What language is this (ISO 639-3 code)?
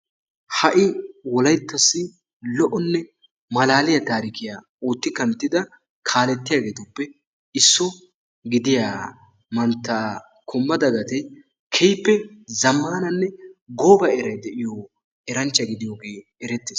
wal